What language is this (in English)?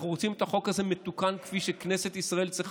Hebrew